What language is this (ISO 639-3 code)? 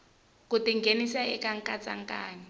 tso